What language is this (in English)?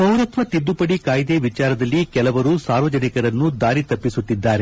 Kannada